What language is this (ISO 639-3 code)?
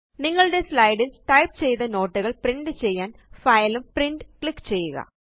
mal